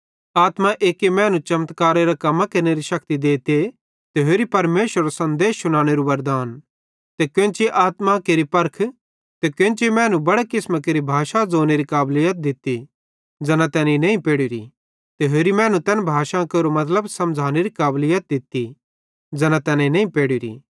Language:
Bhadrawahi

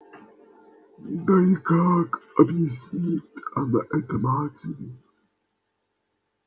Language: Russian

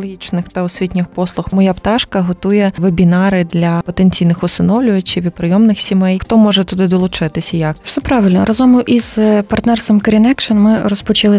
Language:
Ukrainian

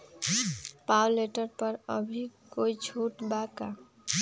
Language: Magahi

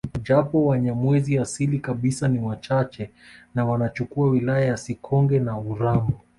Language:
Swahili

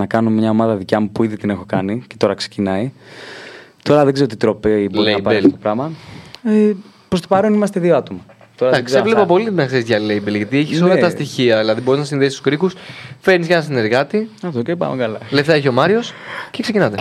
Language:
Greek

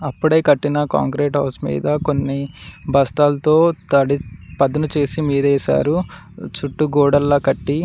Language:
Telugu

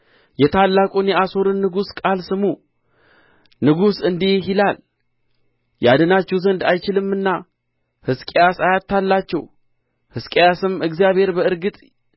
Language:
Amharic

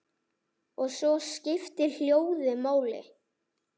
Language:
Icelandic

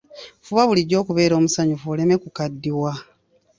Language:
Ganda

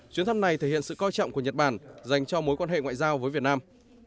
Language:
Vietnamese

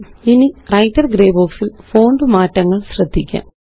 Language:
Malayalam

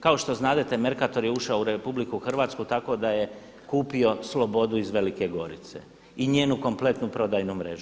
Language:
Croatian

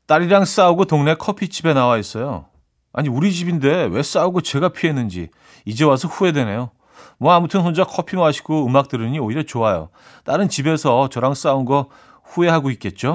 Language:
Korean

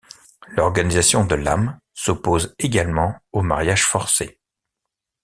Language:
French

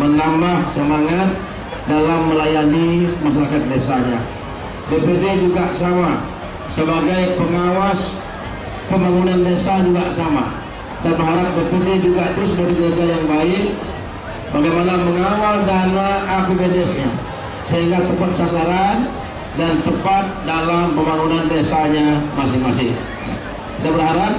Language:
Indonesian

